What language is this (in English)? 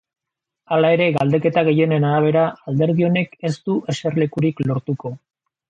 Basque